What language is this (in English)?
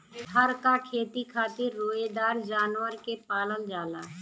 Bhojpuri